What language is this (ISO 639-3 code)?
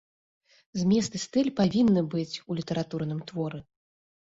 bel